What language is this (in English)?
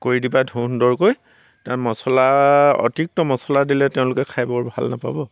Assamese